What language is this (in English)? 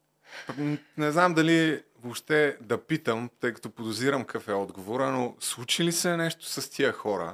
Bulgarian